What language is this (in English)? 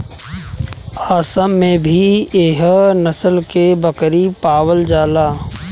Bhojpuri